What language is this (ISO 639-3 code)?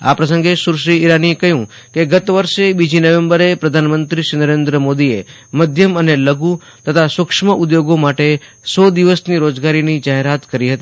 guj